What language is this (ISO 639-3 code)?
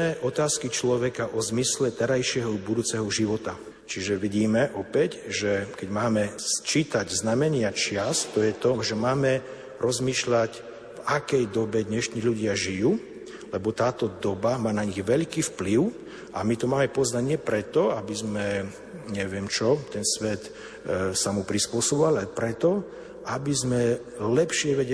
slk